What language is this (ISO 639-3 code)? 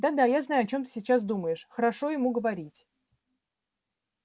rus